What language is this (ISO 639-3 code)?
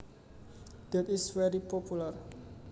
jav